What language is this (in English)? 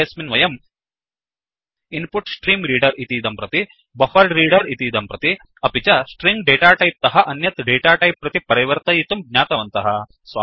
Sanskrit